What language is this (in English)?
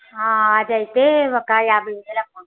Telugu